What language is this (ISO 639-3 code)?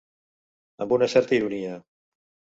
cat